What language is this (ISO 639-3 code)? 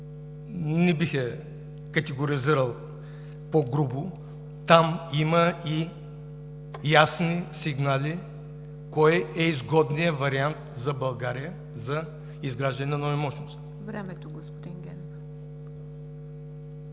bul